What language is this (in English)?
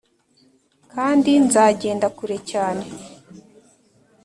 Kinyarwanda